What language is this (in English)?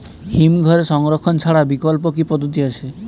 Bangla